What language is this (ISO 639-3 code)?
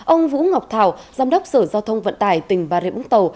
vie